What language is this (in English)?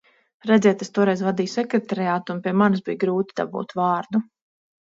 Latvian